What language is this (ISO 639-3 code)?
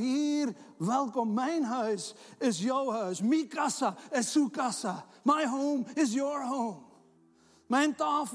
nld